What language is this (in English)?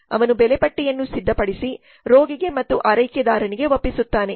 Kannada